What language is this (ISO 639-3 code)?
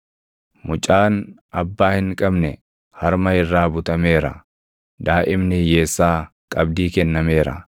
orm